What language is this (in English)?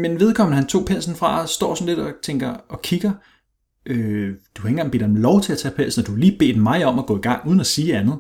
Danish